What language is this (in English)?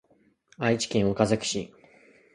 Japanese